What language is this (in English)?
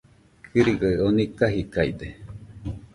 Nüpode Huitoto